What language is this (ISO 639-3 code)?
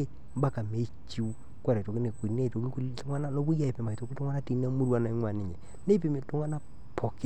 mas